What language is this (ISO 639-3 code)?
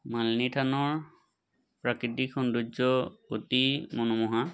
asm